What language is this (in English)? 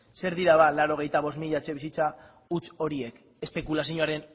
Basque